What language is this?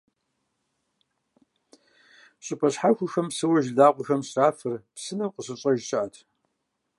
Kabardian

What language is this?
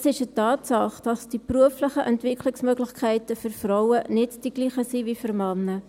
Swiss German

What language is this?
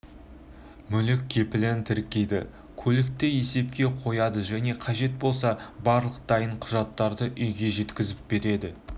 Kazakh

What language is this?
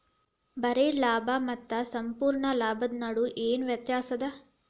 Kannada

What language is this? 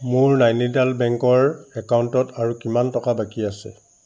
Assamese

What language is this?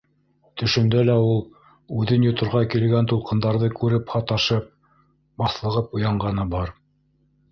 Bashkir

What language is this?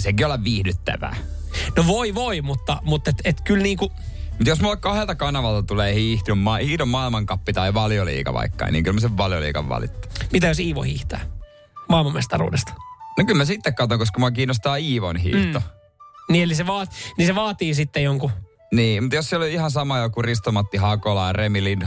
Finnish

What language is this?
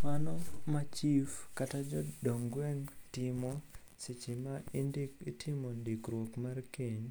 Luo (Kenya and Tanzania)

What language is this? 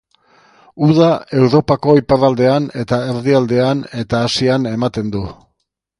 Basque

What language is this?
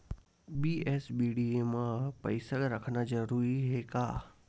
Chhattisgarhi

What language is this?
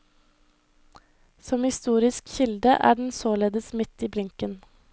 Norwegian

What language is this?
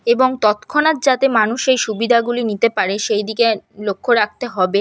Bangla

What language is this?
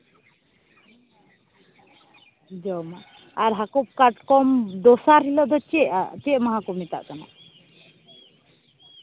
Santali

